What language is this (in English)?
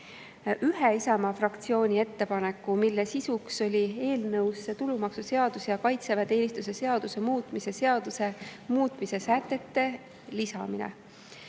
Estonian